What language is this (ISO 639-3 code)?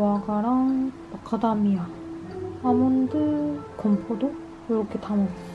kor